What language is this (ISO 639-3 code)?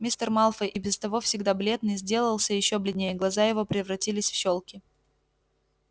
rus